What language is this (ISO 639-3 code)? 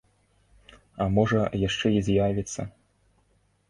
bel